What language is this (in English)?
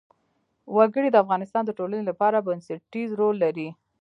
Pashto